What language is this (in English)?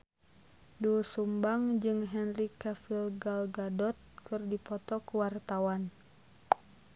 Sundanese